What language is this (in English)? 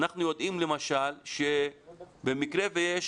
Hebrew